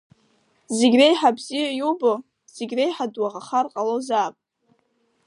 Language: Abkhazian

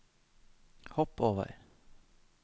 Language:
Norwegian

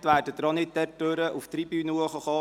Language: Swiss German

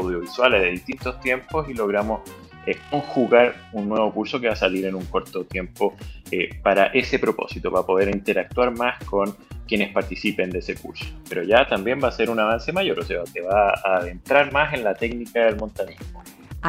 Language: Spanish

